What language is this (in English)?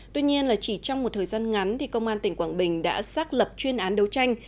Vietnamese